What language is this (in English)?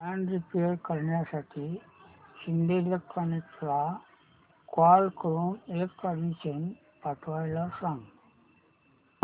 Marathi